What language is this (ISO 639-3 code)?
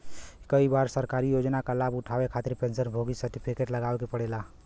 bho